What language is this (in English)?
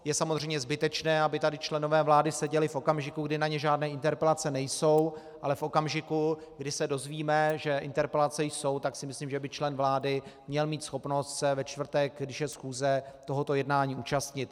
Czech